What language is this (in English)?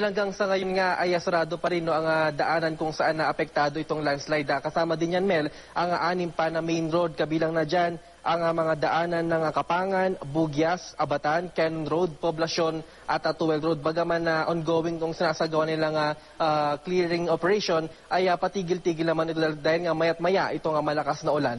Filipino